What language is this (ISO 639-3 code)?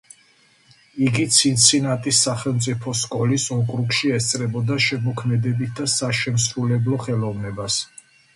kat